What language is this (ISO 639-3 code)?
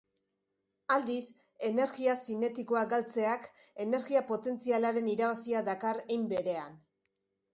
eus